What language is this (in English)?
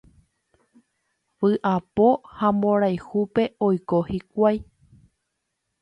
Guarani